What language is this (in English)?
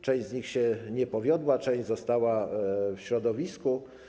Polish